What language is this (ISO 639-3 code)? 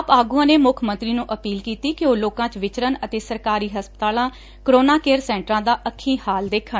pan